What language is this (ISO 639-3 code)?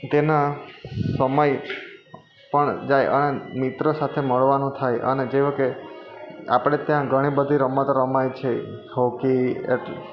guj